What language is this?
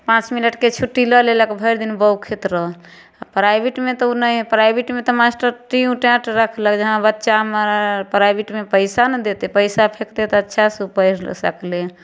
Maithili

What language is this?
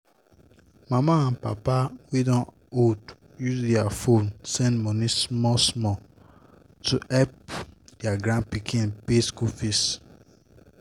Nigerian Pidgin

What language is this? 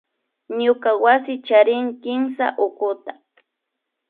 Imbabura Highland Quichua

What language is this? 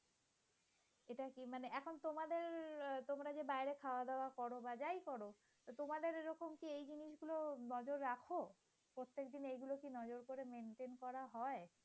Bangla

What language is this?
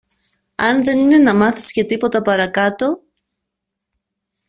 Greek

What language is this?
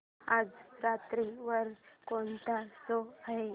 Marathi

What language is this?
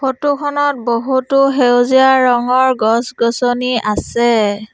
Assamese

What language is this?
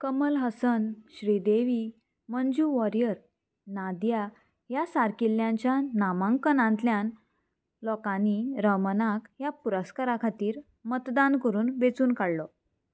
Konkani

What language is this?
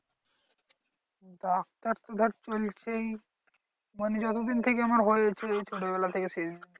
Bangla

